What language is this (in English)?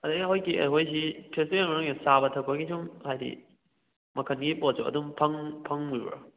Manipuri